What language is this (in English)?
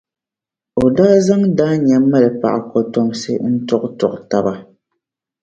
Dagbani